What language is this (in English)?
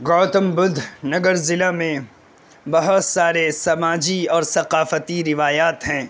Urdu